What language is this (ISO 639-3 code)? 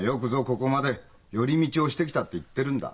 jpn